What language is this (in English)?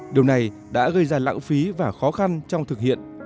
Vietnamese